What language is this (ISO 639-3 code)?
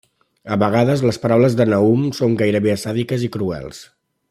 cat